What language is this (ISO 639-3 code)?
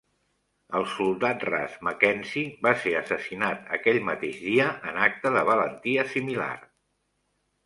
cat